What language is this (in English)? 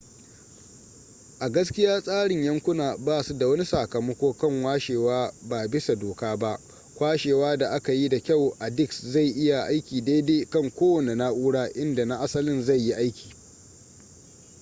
Hausa